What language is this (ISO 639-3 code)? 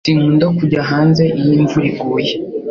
kin